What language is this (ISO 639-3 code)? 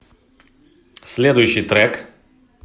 rus